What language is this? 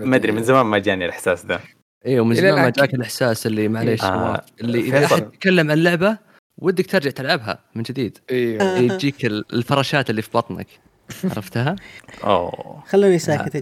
Arabic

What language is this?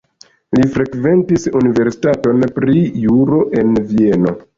Esperanto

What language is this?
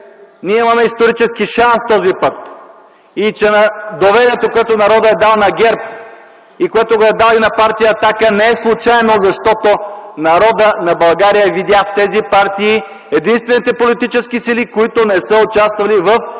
Bulgarian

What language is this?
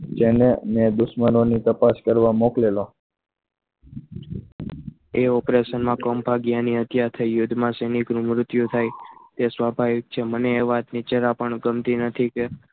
Gujarati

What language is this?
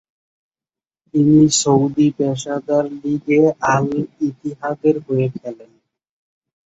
Bangla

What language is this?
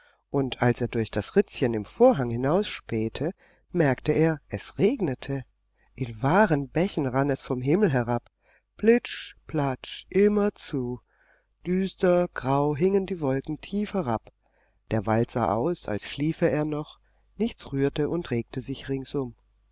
German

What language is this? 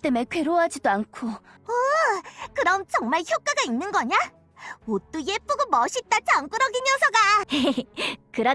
Korean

